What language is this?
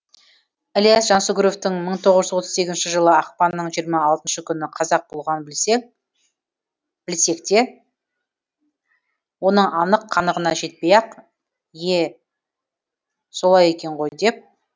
Kazakh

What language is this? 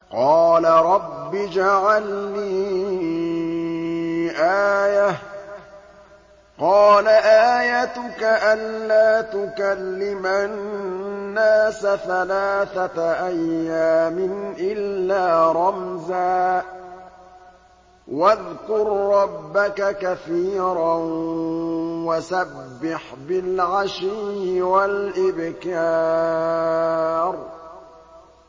Arabic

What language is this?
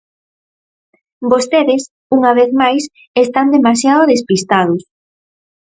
Galician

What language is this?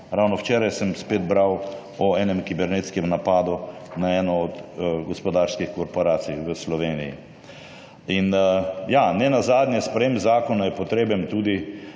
Slovenian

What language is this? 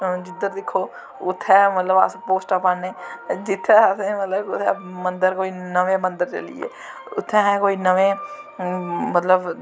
Dogri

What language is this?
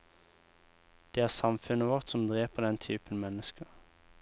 Norwegian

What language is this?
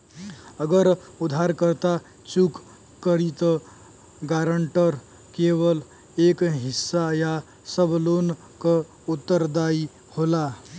Bhojpuri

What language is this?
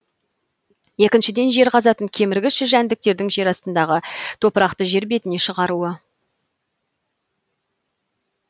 Kazakh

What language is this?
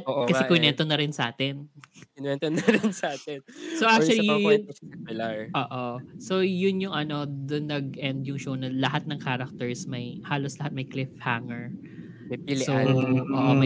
Filipino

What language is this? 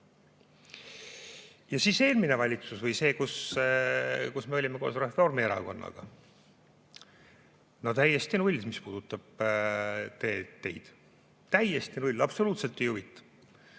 Estonian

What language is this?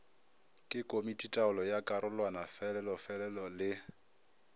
Northern Sotho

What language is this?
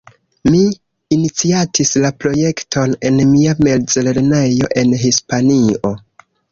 Esperanto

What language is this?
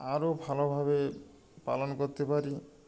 Bangla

